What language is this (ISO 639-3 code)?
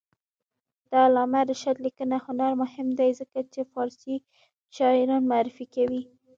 pus